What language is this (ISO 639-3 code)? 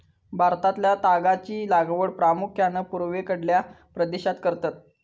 mar